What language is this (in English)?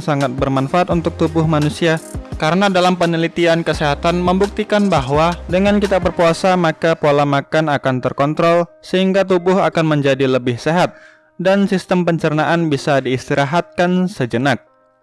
Indonesian